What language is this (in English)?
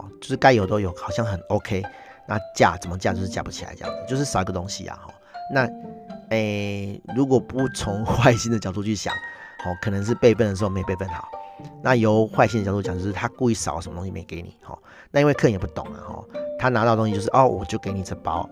Chinese